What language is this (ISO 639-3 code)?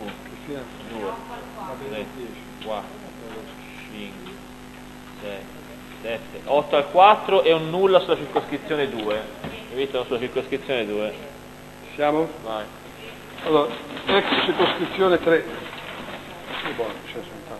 ita